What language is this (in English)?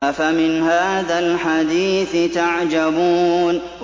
Arabic